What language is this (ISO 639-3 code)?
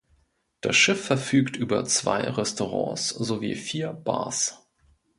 deu